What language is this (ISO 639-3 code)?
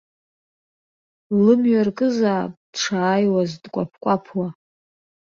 abk